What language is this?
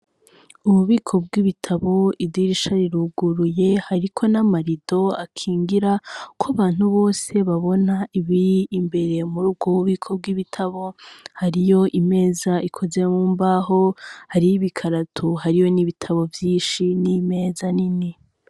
Rundi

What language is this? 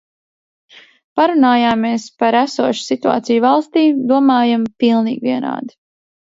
Latvian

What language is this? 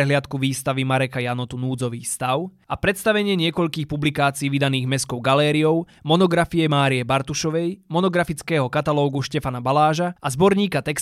Slovak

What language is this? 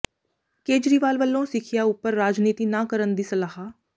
Punjabi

